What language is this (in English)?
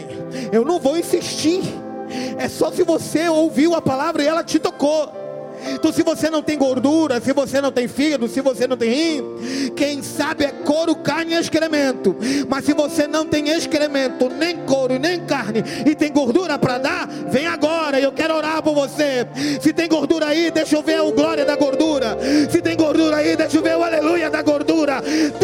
Portuguese